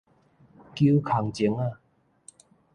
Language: Min Nan Chinese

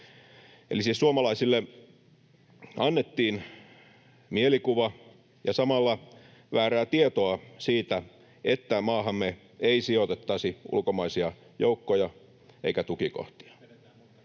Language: Finnish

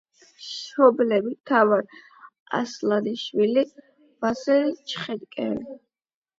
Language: Georgian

